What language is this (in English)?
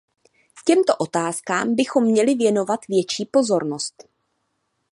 Czech